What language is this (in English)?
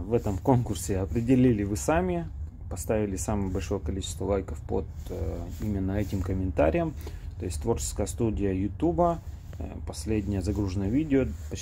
Russian